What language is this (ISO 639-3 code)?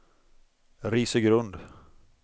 swe